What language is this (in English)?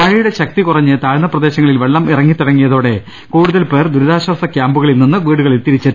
Malayalam